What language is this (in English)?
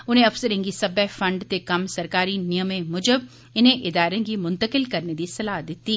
Dogri